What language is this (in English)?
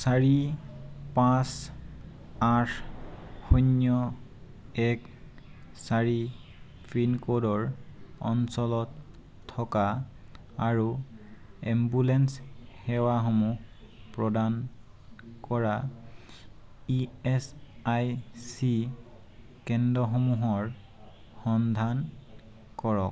Assamese